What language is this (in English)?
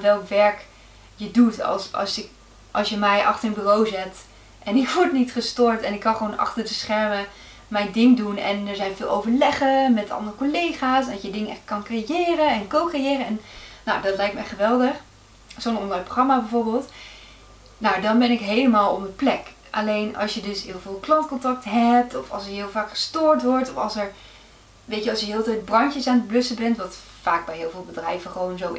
Dutch